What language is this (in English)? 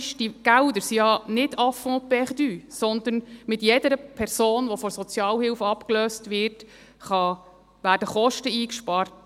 Swiss German